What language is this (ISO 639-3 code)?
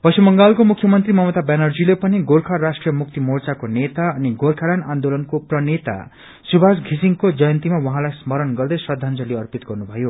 nep